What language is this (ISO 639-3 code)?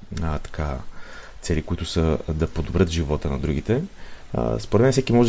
bul